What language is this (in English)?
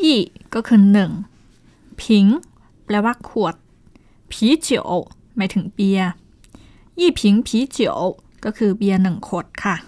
Thai